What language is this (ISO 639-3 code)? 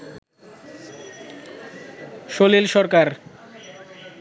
ben